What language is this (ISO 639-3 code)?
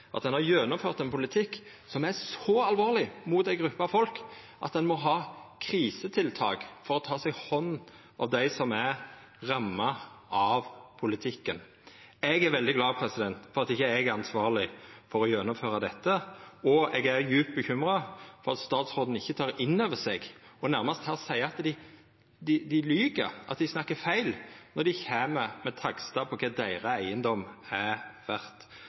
nno